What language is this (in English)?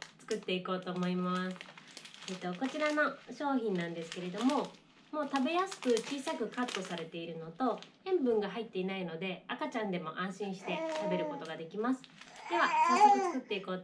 Japanese